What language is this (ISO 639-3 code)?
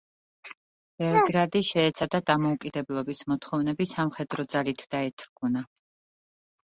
kat